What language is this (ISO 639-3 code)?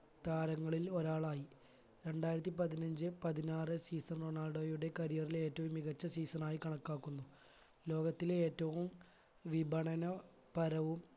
mal